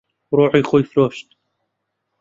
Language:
Central Kurdish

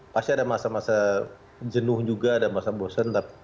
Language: Indonesian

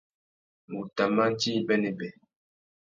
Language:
Tuki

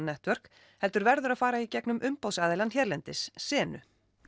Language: Icelandic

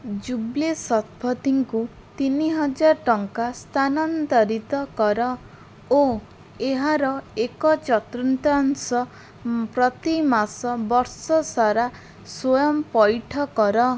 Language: Odia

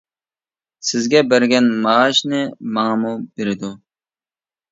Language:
Uyghur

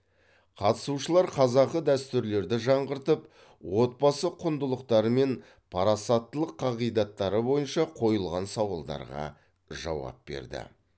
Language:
Kazakh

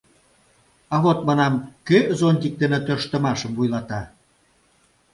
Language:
Mari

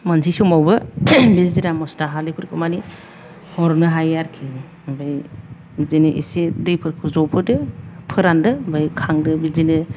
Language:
Bodo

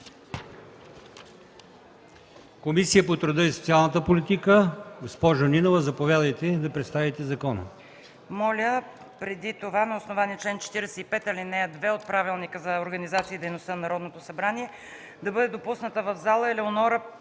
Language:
Bulgarian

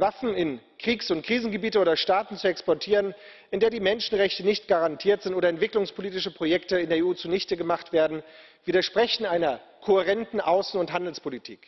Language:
German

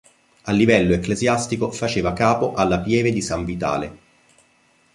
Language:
Italian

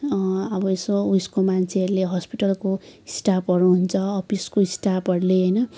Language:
Nepali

